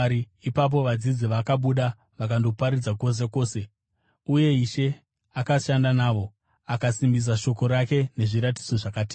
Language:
Shona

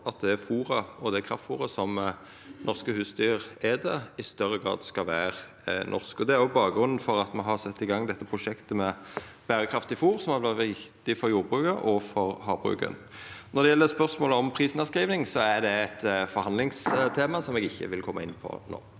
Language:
Norwegian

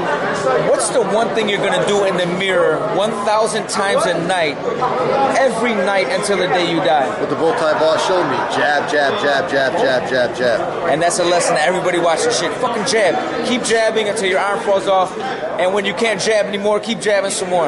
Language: English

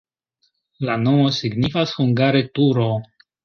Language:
Esperanto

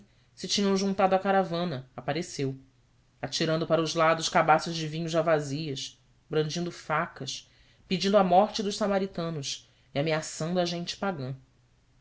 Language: Portuguese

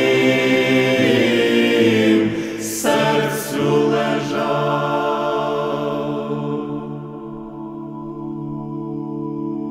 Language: Ukrainian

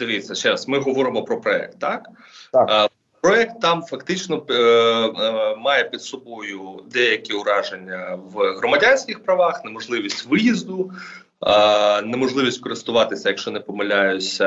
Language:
Ukrainian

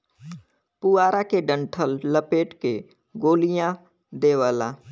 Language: Bhojpuri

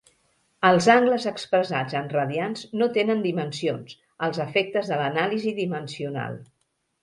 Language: Catalan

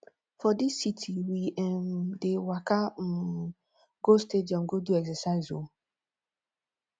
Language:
Nigerian Pidgin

